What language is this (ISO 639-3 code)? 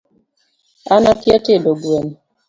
luo